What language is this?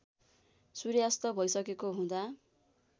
Nepali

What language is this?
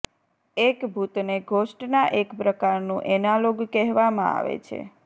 Gujarati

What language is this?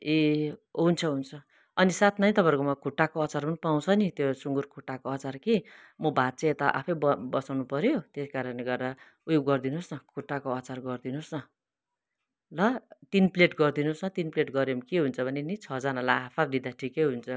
Nepali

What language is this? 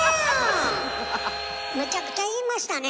Japanese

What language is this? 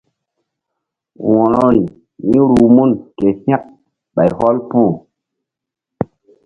Mbum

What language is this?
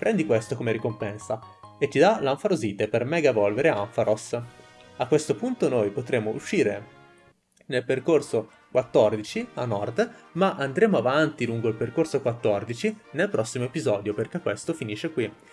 Italian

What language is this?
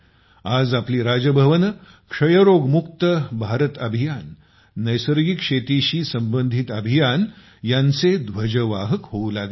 Marathi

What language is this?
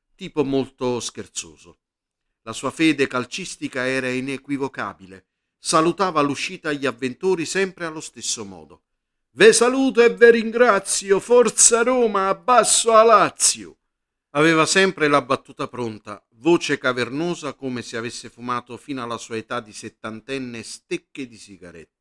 Italian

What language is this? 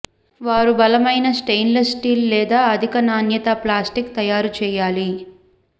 Telugu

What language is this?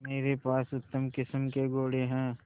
Hindi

